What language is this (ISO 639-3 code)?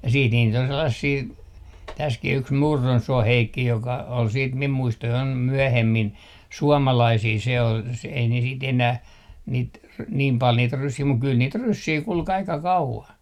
fin